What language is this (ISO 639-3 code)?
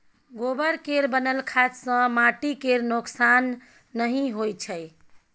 mai